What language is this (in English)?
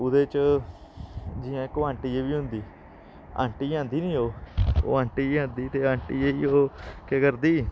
Dogri